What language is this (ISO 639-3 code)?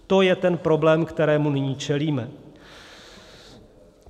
ces